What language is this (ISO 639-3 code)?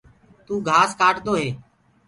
ggg